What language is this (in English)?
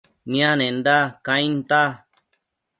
Matsés